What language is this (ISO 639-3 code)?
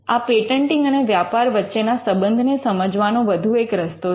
guj